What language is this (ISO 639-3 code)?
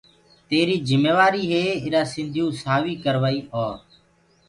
ggg